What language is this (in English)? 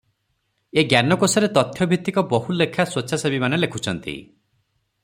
Odia